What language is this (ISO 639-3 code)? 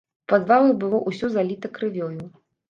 bel